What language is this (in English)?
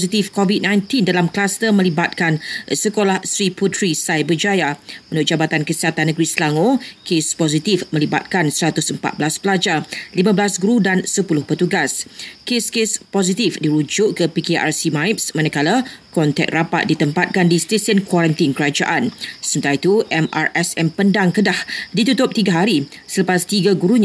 Malay